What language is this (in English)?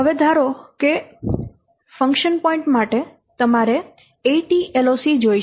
Gujarati